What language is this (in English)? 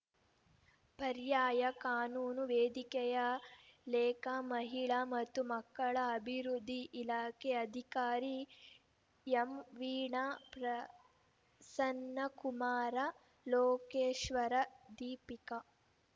Kannada